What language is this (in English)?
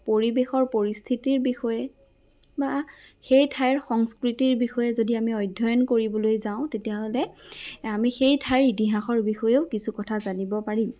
Assamese